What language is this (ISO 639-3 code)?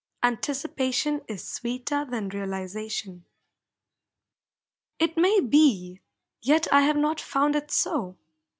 eng